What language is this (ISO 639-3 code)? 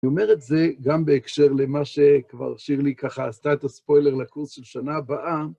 heb